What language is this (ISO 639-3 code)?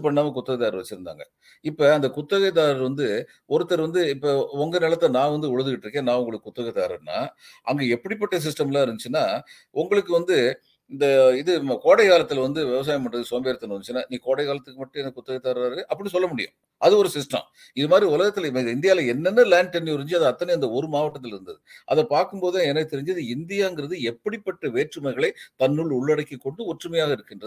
tam